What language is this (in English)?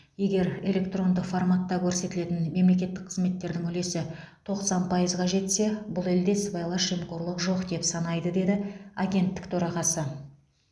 Kazakh